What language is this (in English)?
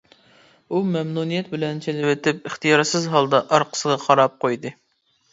Uyghur